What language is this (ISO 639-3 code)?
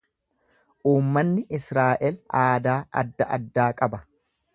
orm